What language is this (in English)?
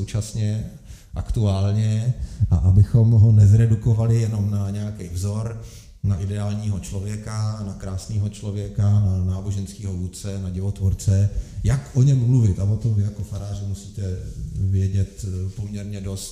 Czech